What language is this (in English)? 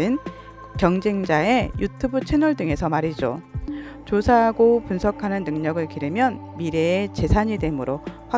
Korean